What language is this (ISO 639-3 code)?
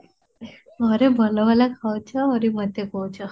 ori